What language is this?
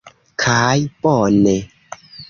Esperanto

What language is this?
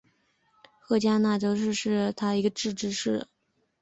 Chinese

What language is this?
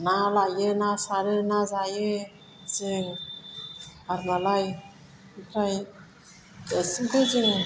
Bodo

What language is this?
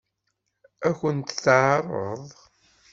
Kabyle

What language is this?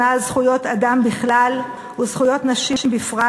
Hebrew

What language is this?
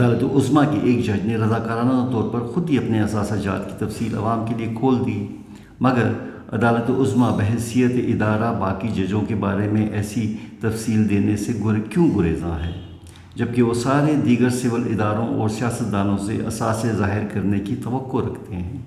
Urdu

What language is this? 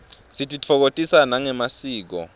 Swati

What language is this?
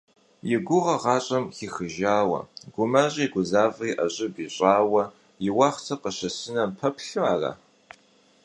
Kabardian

